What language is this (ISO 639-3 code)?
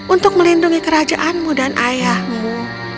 ind